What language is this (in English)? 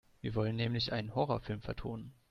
German